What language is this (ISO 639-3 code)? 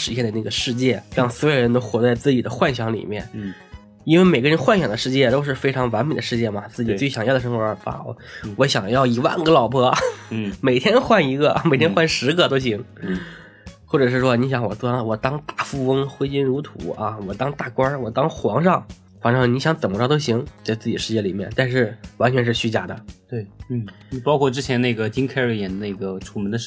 zho